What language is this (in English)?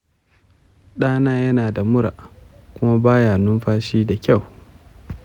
Hausa